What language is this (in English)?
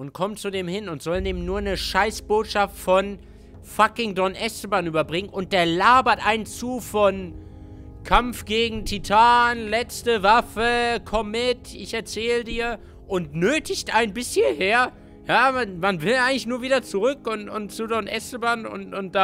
German